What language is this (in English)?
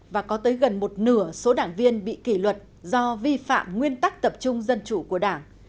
Vietnamese